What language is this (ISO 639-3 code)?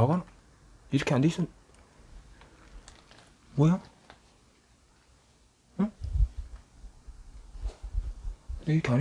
kor